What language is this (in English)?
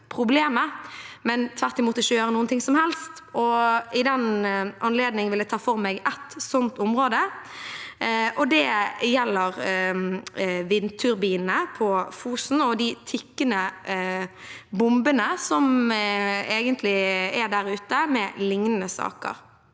Norwegian